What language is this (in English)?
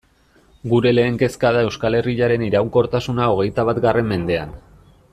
Basque